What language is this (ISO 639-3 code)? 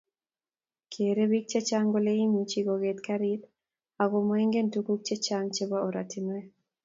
kln